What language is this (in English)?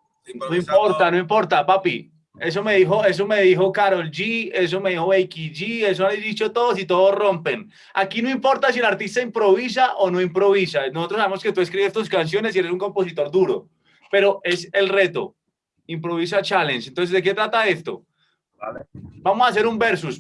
Spanish